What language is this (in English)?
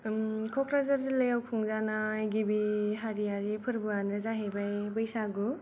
Bodo